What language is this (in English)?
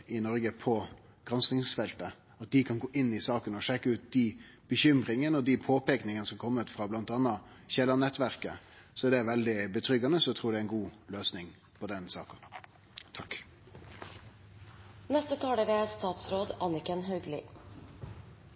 Norwegian